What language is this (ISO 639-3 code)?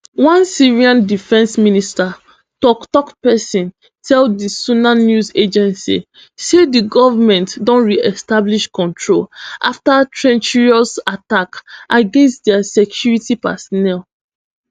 pcm